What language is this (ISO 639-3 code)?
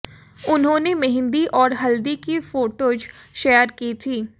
hin